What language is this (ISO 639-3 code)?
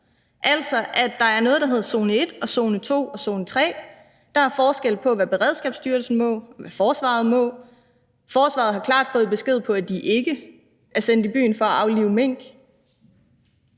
dan